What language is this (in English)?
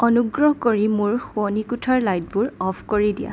Assamese